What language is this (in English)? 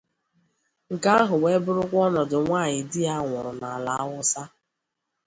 Igbo